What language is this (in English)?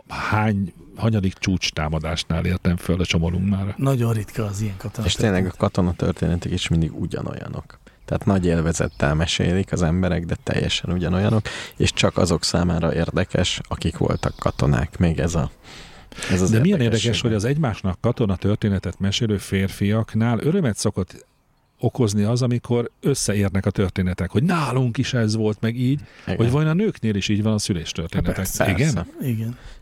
Hungarian